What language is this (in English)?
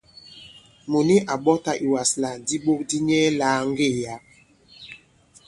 Bankon